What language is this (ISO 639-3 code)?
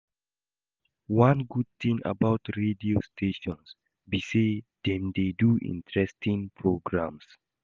pcm